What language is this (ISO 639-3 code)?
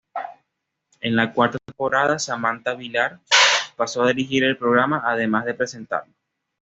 spa